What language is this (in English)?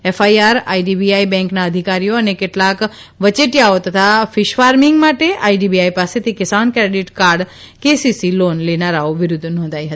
Gujarati